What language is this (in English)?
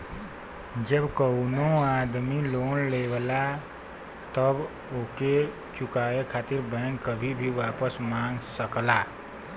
Bhojpuri